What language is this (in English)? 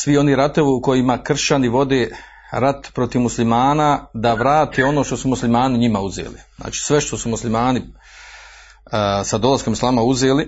Croatian